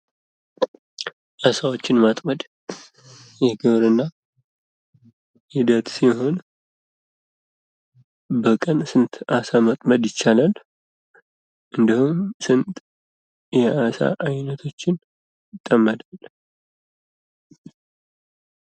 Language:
Amharic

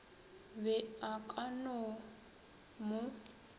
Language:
Northern Sotho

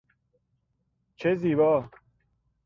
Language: Persian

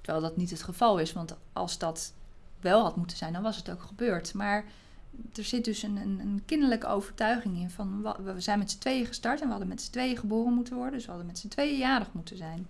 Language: Dutch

